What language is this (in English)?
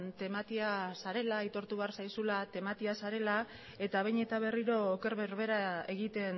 Basque